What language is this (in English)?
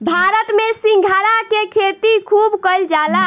Bhojpuri